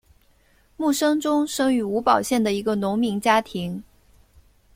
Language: Chinese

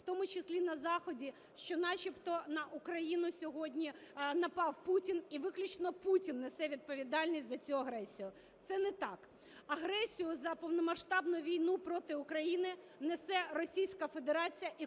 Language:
Ukrainian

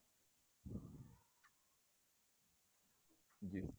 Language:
Punjabi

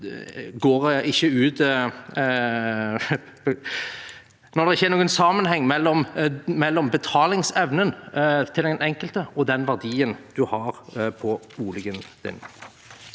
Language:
Norwegian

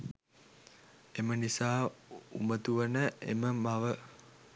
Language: Sinhala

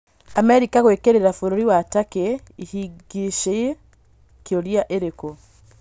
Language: Kikuyu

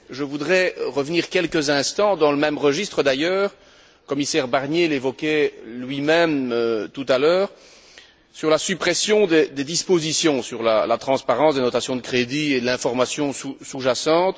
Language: French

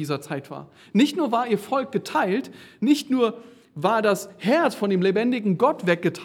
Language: German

